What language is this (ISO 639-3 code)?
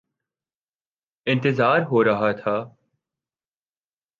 urd